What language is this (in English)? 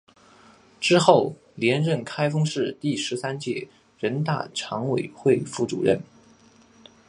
Chinese